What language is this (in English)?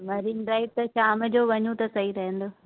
Sindhi